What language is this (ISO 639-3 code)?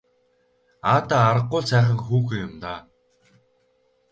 mon